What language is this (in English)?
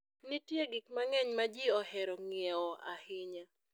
Luo (Kenya and Tanzania)